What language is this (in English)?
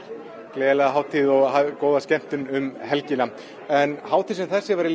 Icelandic